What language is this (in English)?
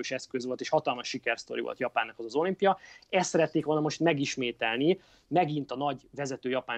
Hungarian